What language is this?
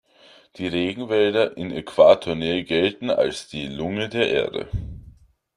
German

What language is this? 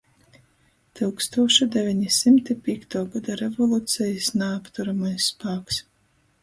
Latgalian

